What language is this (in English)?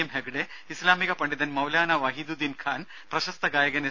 Malayalam